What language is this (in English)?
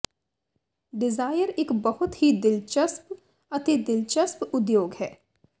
Punjabi